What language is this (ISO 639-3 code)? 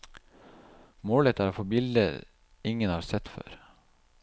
nor